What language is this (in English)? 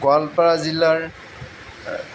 Assamese